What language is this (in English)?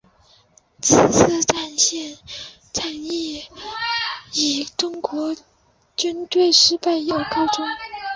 Chinese